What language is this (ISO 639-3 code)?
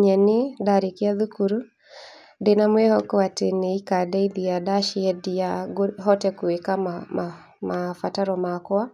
kik